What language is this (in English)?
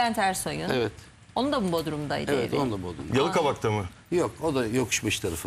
Turkish